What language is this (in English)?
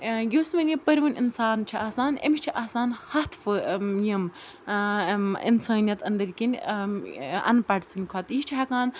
Kashmiri